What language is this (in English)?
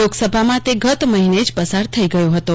Gujarati